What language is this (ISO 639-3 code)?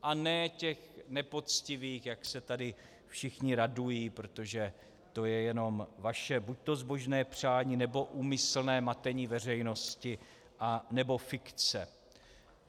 ces